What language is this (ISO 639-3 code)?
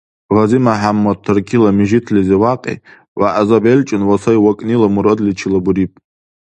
dar